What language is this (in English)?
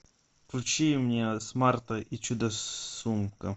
Russian